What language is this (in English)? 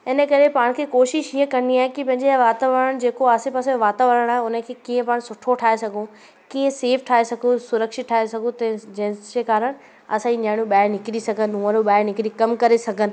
Sindhi